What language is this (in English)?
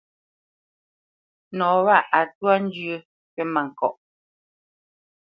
Bamenyam